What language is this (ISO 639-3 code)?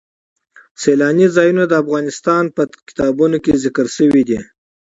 pus